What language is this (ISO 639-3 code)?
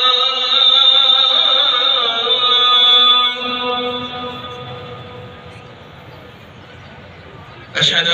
ara